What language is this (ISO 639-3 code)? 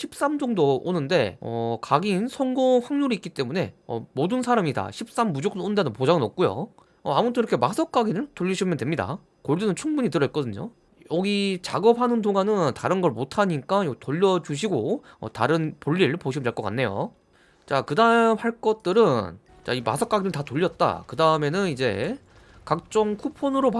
kor